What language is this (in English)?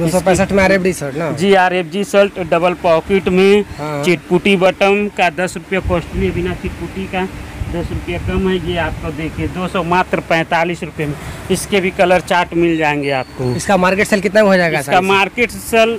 Hindi